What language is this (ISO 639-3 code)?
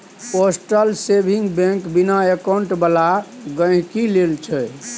mai